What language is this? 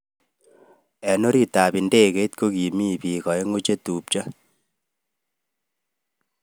Kalenjin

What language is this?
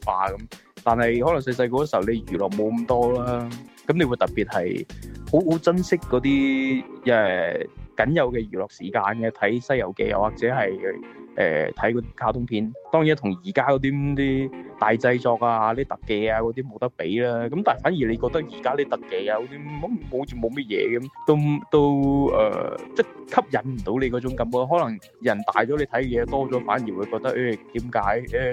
Chinese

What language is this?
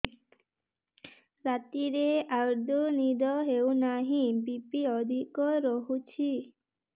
Odia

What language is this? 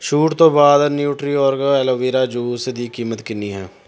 Punjabi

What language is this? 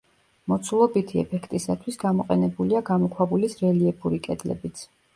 Georgian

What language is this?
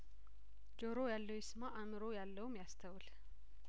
Amharic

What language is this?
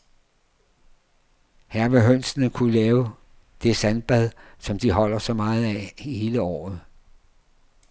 Danish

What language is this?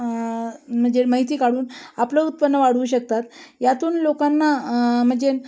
Marathi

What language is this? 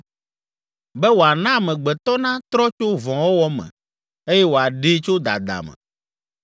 Ewe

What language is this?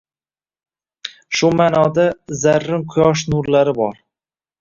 Uzbek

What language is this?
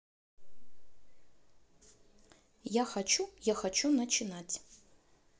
Russian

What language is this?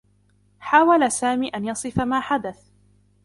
Arabic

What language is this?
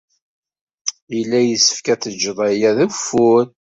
Kabyle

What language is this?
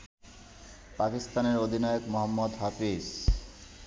Bangla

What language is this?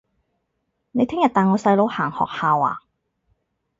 Cantonese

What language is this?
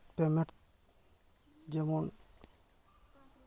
Santali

